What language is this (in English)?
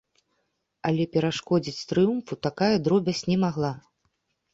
Belarusian